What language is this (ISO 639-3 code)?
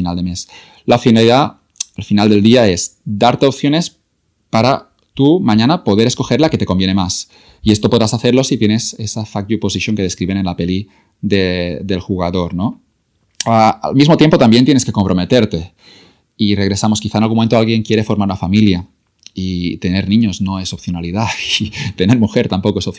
spa